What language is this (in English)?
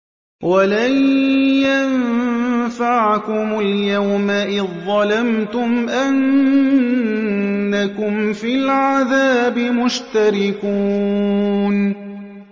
Arabic